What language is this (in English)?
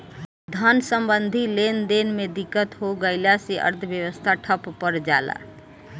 Bhojpuri